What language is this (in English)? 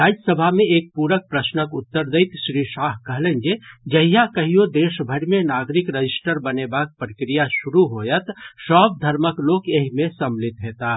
Maithili